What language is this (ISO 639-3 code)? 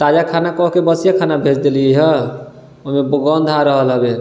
mai